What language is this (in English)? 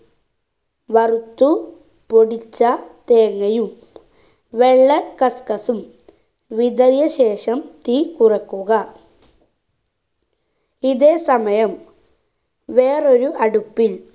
Malayalam